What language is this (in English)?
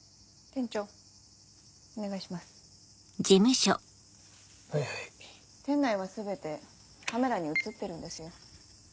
Japanese